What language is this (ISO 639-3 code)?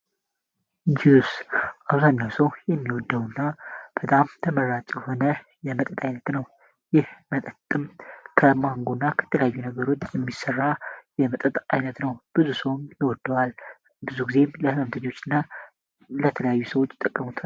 amh